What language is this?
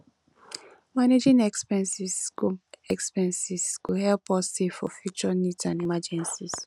Nigerian Pidgin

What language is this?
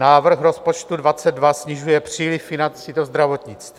Czech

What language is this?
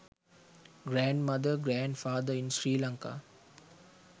Sinhala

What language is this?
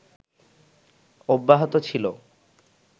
Bangla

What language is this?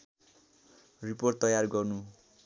Nepali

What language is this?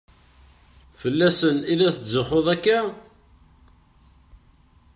Kabyle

